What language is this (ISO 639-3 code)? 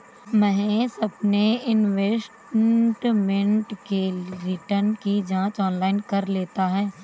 hin